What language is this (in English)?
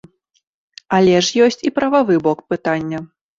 Belarusian